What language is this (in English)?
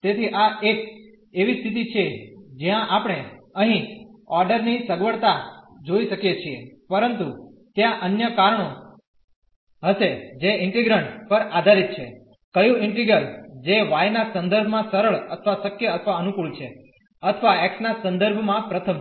Gujarati